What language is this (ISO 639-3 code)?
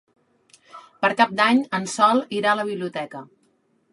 cat